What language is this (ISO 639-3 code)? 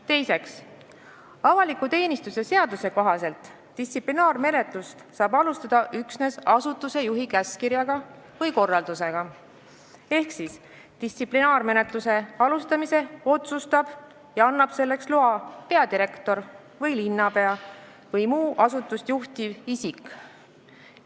est